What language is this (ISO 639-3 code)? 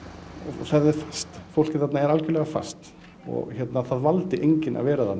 isl